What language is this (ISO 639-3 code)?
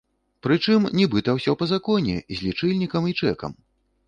bel